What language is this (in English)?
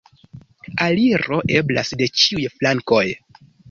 Esperanto